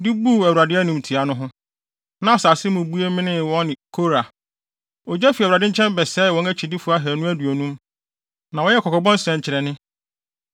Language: Akan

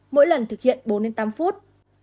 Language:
Vietnamese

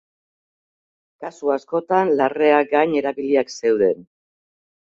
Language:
Basque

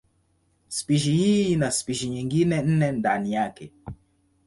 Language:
Swahili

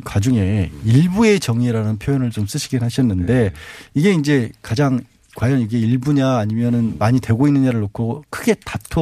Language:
Korean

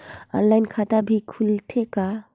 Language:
Chhattisgarhi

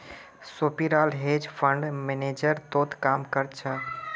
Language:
Magahi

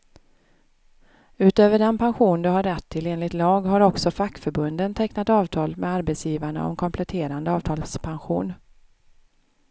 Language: Swedish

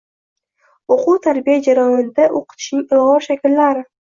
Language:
Uzbek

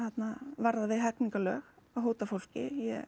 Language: Icelandic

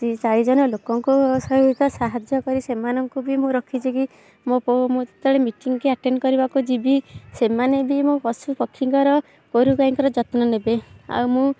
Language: Odia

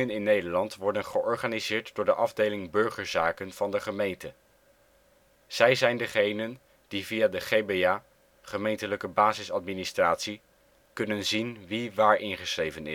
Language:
Dutch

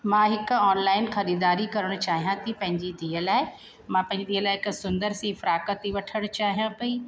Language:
Sindhi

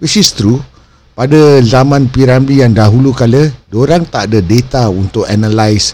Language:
Malay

